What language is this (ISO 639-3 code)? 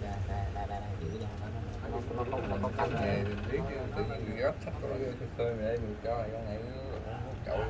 vie